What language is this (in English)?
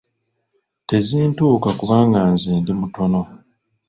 Ganda